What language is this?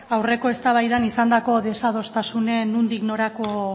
Basque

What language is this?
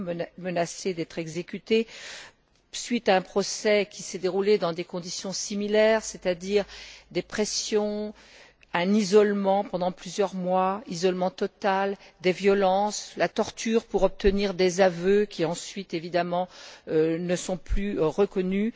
French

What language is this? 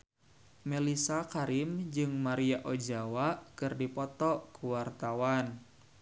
Sundanese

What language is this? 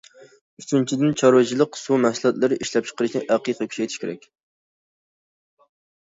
Uyghur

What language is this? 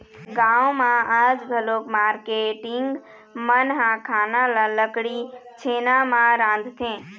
Chhattisgarhi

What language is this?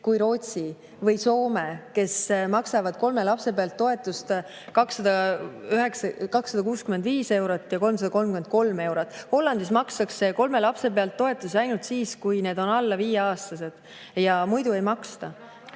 Estonian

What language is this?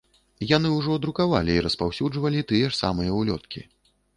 Belarusian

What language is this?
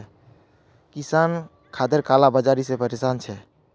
Magahi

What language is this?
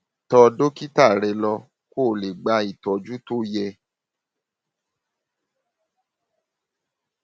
Yoruba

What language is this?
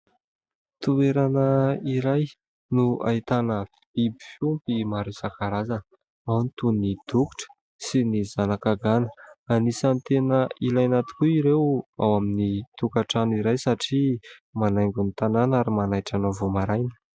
Malagasy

